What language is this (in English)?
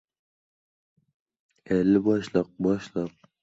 Uzbek